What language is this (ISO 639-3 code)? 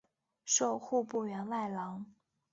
zho